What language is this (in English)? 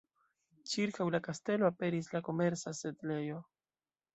Esperanto